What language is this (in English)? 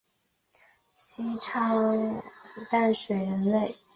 Chinese